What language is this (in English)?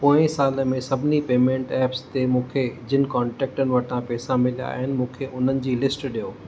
Sindhi